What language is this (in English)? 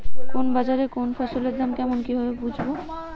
Bangla